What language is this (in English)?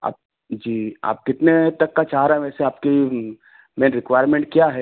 Hindi